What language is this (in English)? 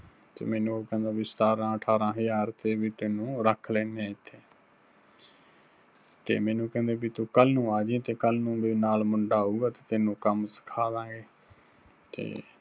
Punjabi